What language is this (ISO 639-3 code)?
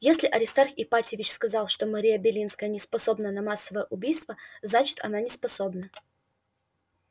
rus